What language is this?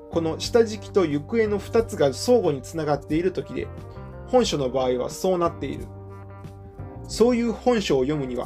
Japanese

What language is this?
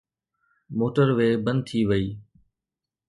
Sindhi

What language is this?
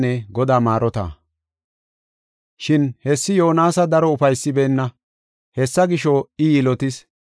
Gofa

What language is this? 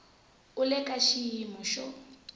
Tsonga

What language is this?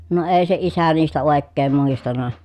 Finnish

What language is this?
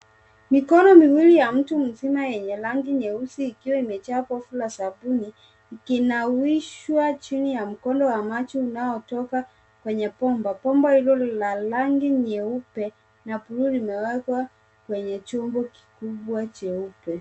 Swahili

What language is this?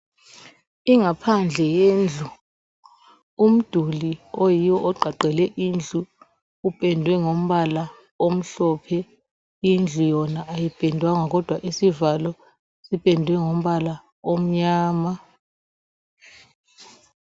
North Ndebele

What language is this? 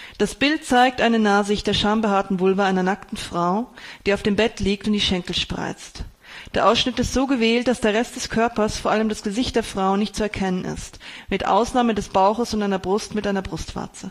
German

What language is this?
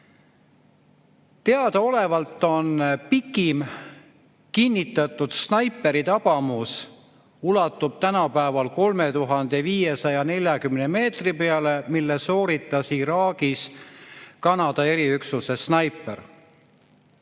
Estonian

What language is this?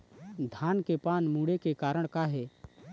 Chhattisgarhi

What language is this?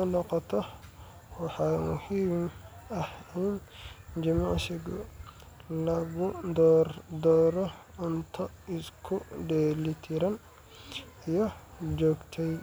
Somali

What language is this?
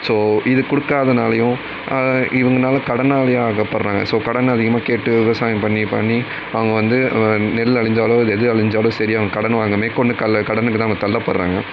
Tamil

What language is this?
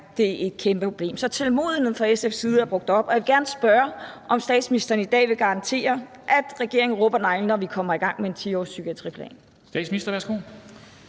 Danish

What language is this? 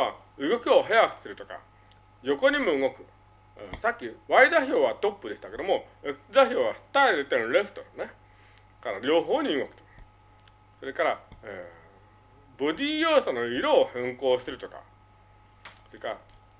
Japanese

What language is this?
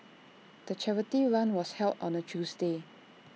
English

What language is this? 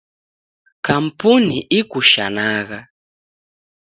Taita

